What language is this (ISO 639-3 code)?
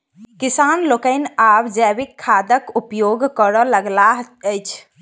mai